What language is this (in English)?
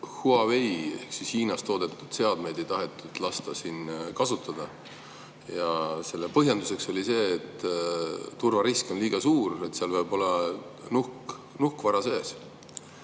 Estonian